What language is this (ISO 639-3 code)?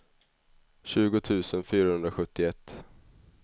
swe